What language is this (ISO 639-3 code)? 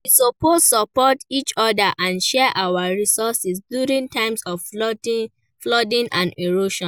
pcm